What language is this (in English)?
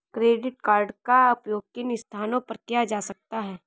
Hindi